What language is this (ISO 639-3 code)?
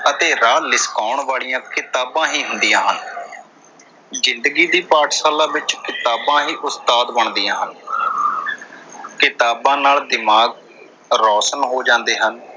pan